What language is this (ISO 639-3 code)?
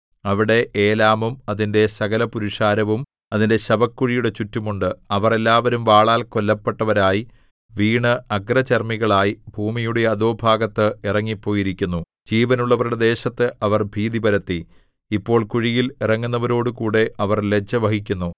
mal